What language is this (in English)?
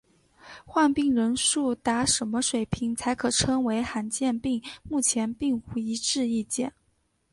Chinese